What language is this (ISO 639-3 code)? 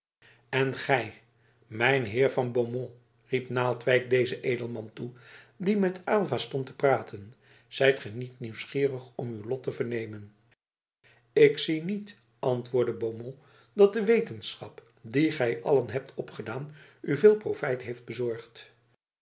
nld